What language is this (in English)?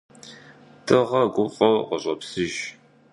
Kabardian